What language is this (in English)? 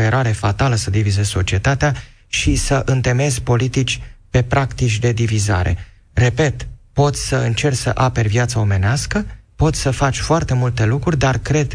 Romanian